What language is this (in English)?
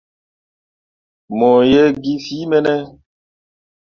Mundang